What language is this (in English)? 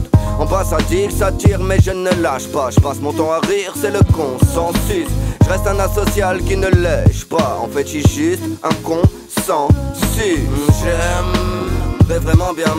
French